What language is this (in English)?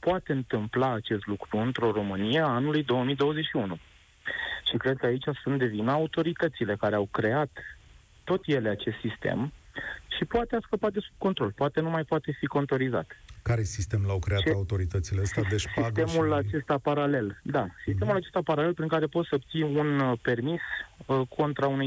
Romanian